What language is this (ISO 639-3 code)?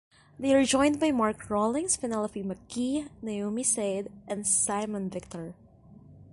eng